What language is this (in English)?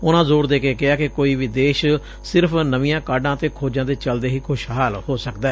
Punjabi